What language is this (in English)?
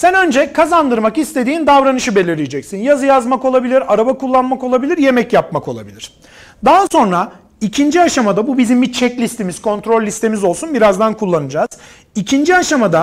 Turkish